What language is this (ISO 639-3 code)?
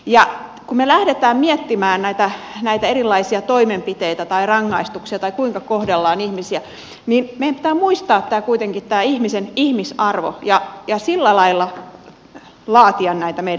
fin